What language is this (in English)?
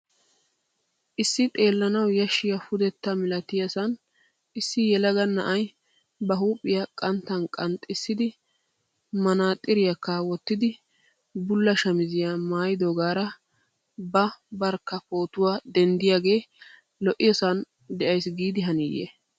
Wolaytta